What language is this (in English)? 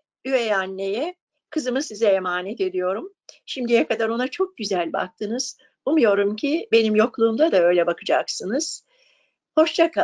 Turkish